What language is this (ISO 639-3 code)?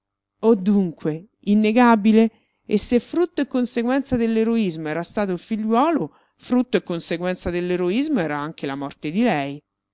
ita